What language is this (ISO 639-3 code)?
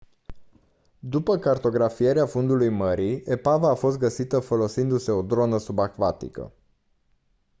ron